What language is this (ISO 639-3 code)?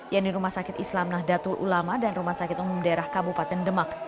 ind